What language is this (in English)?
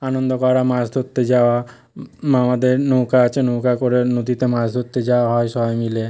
Bangla